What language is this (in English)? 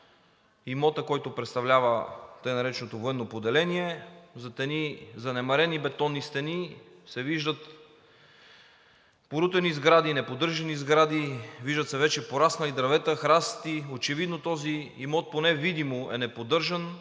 Bulgarian